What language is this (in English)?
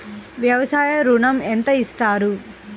Telugu